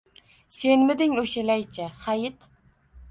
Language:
Uzbek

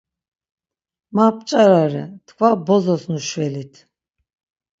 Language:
Laz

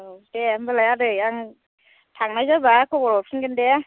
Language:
Bodo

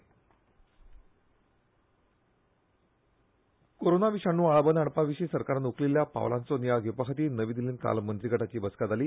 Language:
Konkani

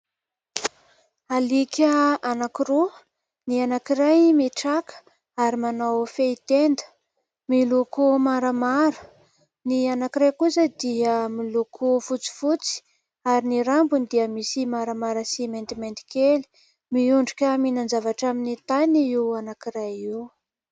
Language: Malagasy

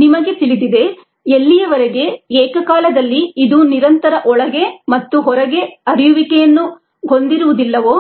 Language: Kannada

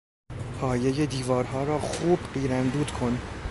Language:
Persian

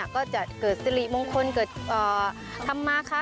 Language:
Thai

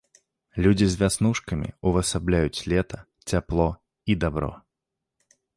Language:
Belarusian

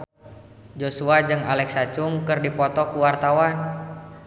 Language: Sundanese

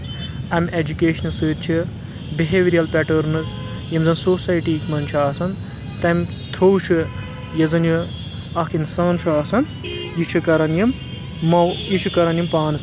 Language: Kashmiri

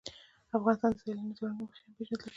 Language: Pashto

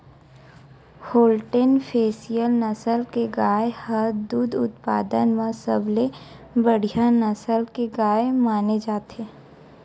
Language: Chhattisgarhi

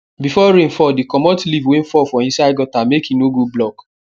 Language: Nigerian Pidgin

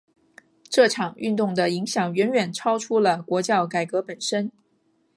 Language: Chinese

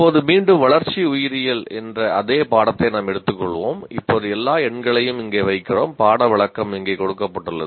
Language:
Tamil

